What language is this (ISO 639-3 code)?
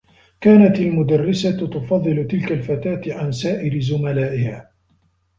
ara